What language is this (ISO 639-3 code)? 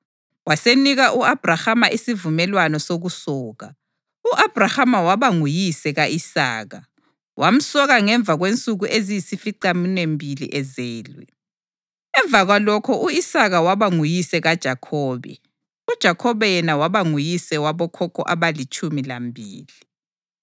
nde